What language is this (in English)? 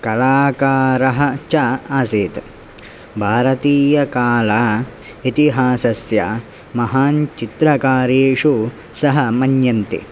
Sanskrit